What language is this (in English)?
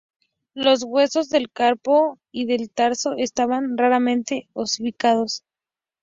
Spanish